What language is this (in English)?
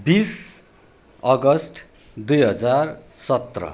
Nepali